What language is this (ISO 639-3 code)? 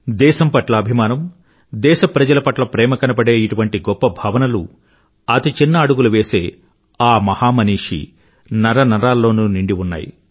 tel